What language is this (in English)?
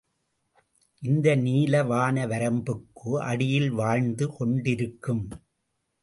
Tamil